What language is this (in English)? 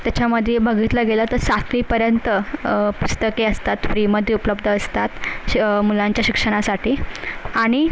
Marathi